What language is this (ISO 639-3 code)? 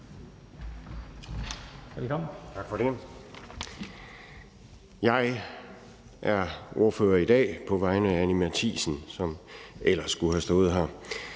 dan